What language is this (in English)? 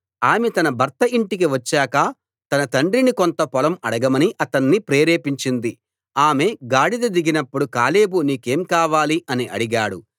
Telugu